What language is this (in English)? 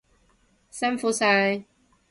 Cantonese